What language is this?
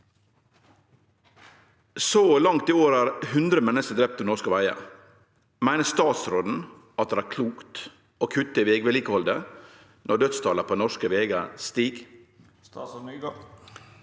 Norwegian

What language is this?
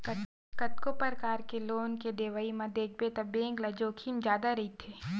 Chhattisgarhi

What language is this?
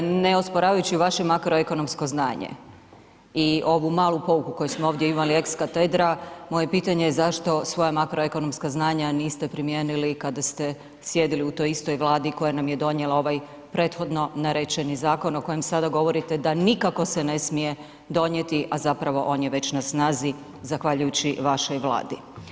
Croatian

